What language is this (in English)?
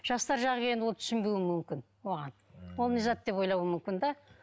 Kazakh